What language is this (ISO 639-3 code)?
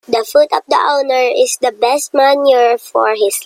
eng